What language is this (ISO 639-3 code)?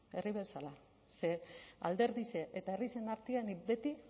eus